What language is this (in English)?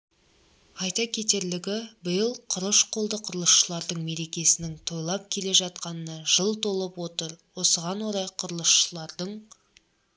Kazakh